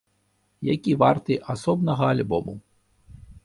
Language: Belarusian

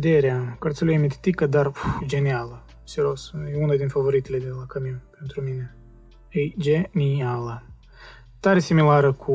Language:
Romanian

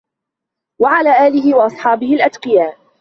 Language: Arabic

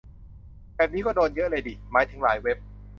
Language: Thai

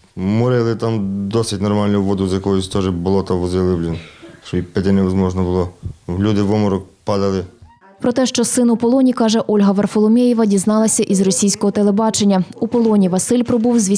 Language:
Ukrainian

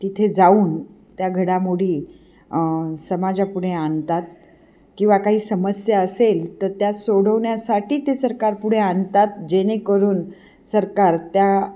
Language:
Marathi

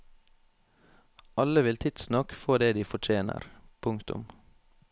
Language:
Norwegian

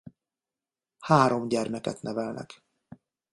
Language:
Hungarian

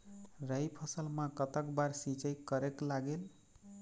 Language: Chhattisgarhi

